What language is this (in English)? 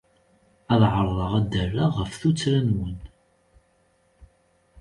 Kabyle